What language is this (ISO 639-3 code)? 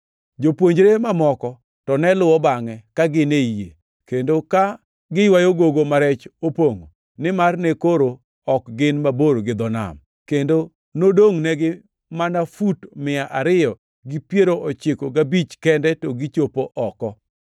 luo